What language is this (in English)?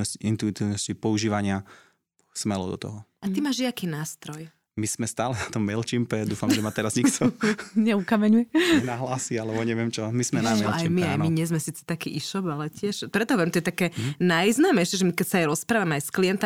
Slovak